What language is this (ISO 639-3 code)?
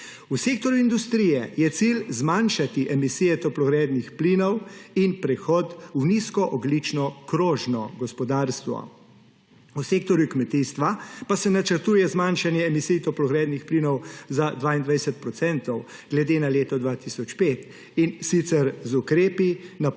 slv